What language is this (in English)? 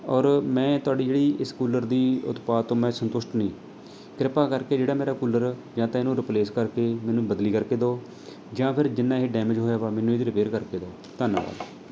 Punjabi